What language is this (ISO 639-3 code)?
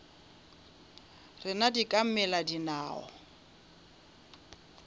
nso